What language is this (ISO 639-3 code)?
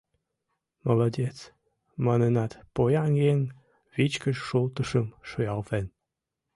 chm